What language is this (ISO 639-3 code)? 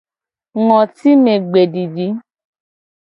gej